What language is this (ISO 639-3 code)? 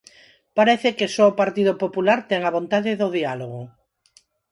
glg